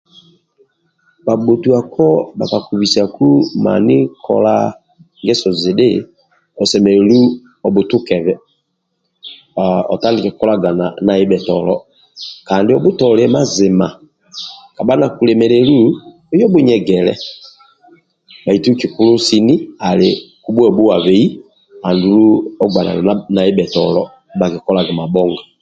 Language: Amba (Uganda)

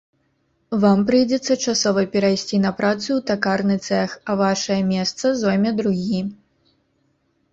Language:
Belarusian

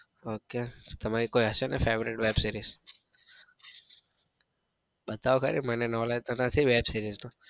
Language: Gujarati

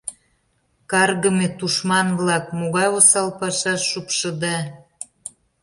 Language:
Mari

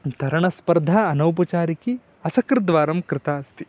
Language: Sanskrit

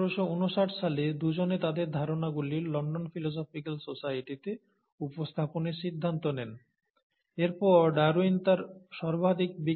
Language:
Bangla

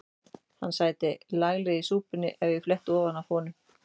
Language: Icelandic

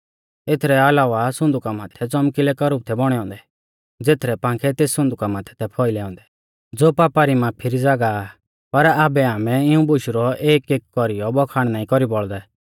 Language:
Mahasu Pahari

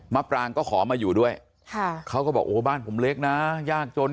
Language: Thai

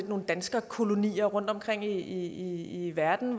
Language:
Danish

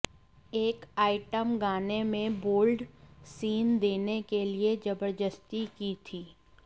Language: Hindi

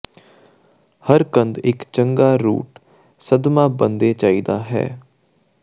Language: Punjabi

